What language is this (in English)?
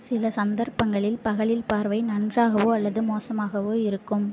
Tamil